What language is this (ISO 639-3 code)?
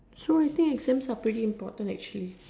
eng